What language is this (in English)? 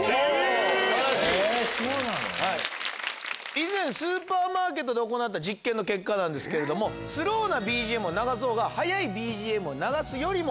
Japanese